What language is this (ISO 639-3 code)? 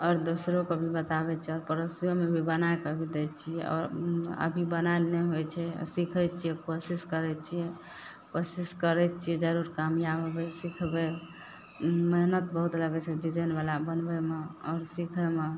mai